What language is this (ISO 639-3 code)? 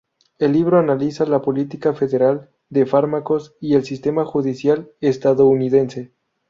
spa